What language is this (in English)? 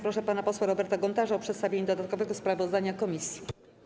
Polish